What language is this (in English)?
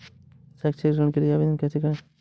Hindi